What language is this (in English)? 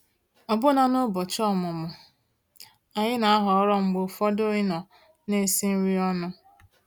Igbo